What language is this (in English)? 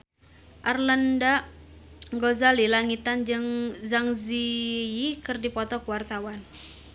Sundanese